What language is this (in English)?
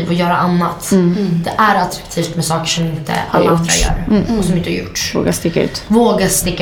Swedish